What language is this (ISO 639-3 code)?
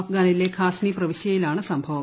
mal